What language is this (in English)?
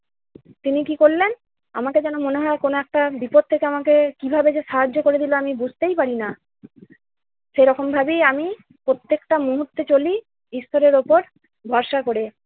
Bangla